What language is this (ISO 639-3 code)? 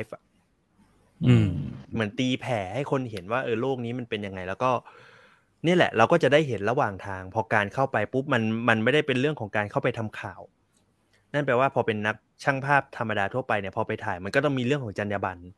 tha